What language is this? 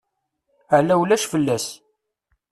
Kabyle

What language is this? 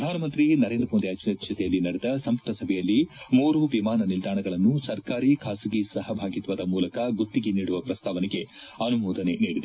Kannada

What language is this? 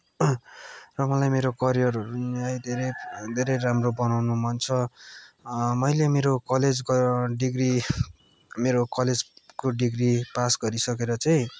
Nepali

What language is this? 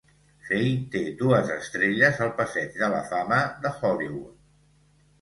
Catalan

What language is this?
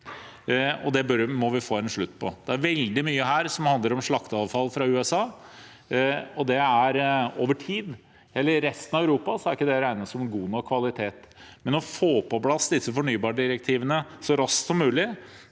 Norwegian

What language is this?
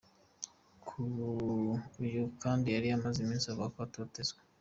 Kinyarwanda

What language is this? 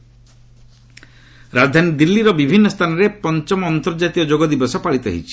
Odia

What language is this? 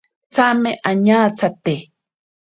Ashéninka Perené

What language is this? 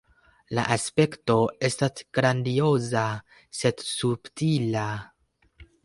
Esperanto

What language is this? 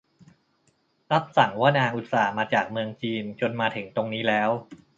Thai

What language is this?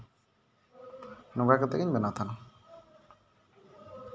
Santali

